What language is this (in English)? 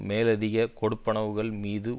Tamil